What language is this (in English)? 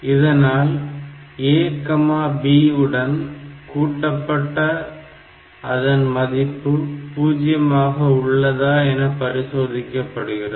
Tamil